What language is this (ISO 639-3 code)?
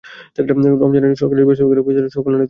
ben